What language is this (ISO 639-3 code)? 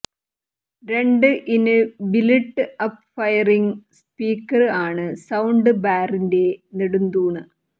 mal